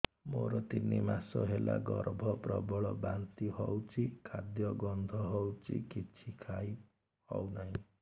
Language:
Odia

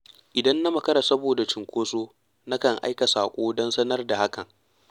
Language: Hausa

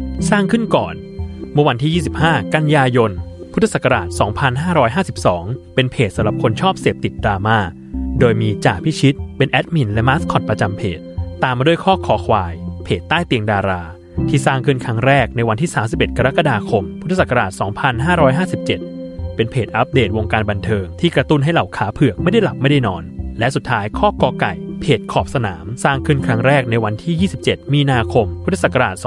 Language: Thai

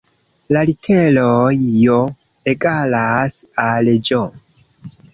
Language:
Esperanto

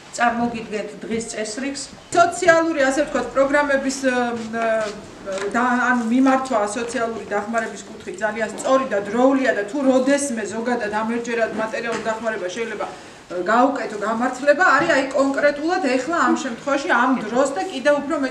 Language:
Polish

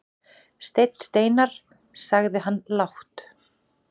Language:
Icelandic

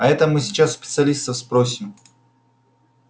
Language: Russian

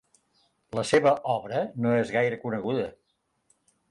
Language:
Catalan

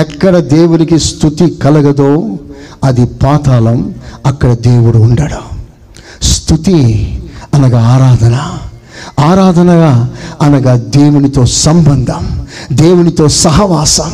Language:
Telugu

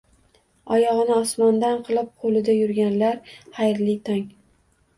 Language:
Uzbek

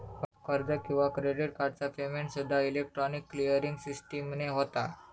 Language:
Marathi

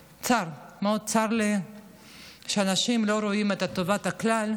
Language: Hebrew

